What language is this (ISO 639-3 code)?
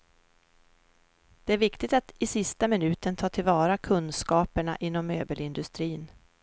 swe